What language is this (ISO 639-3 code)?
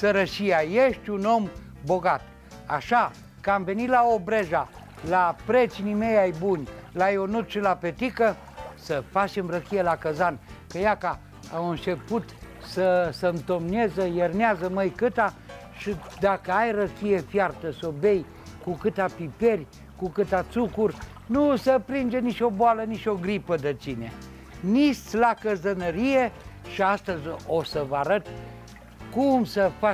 ron